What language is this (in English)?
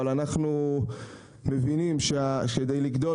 Hebrew